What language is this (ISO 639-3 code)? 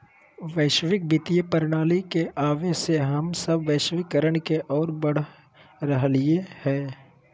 mag